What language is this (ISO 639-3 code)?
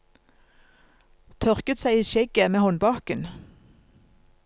nor